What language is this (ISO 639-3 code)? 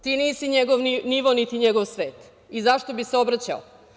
srp